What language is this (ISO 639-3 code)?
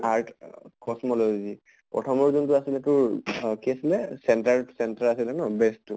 asm